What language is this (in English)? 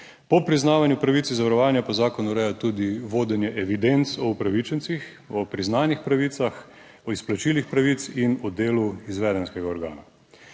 Slovenian